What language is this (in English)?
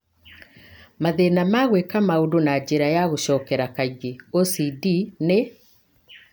Kikuyu